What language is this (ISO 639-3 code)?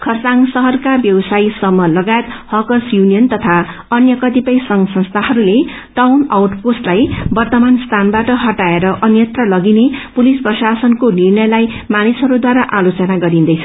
nep